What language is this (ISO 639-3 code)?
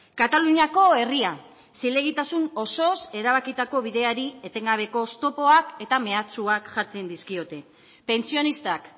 eus